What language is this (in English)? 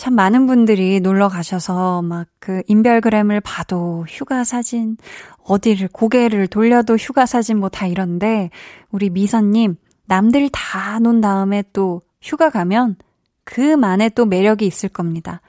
Korean